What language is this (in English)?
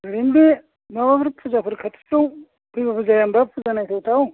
Bodo